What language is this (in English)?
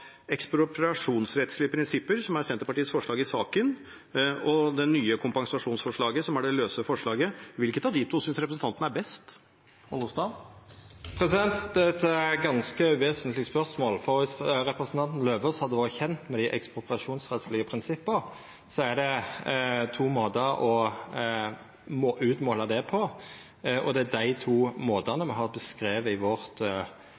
Norwegian